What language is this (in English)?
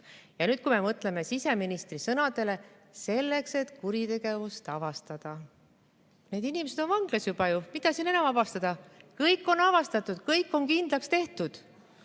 Estonian